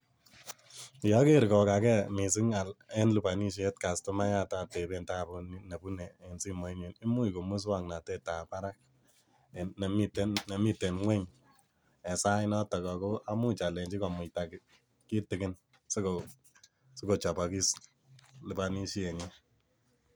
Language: Kalenjin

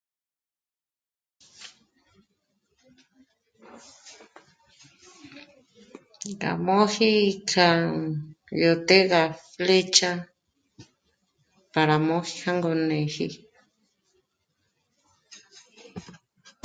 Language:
Michoacán Mazahua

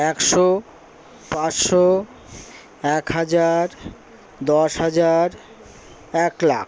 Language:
Bangla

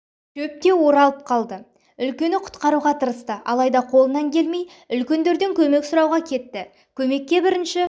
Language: Kazakh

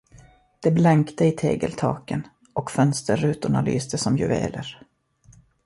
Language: Swedish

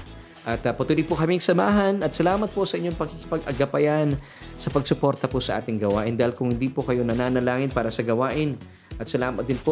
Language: Filipino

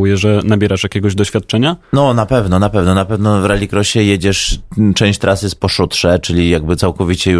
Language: Polish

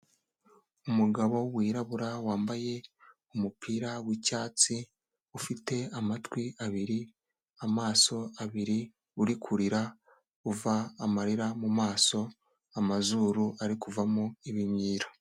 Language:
Kinyarwanda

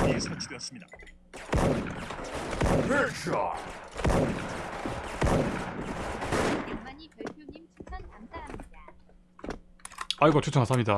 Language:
Korean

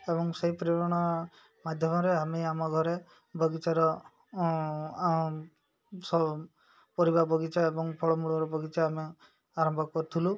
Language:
Odia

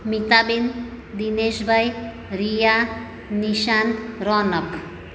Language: Gujarati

